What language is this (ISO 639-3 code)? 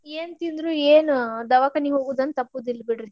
kan